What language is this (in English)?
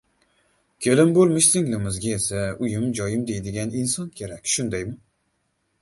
Uzbek